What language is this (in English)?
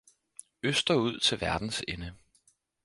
Danish